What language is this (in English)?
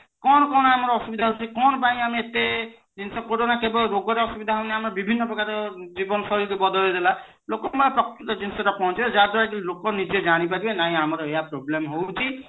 Odia